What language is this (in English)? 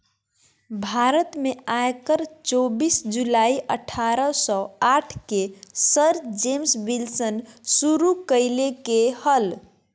Magahi